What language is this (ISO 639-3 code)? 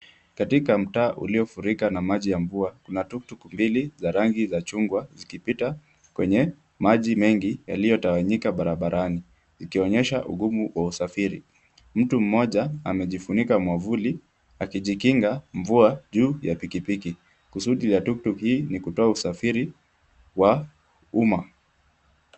swa